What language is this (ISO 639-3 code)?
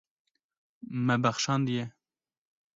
kur